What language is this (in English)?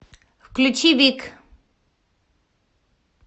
Russian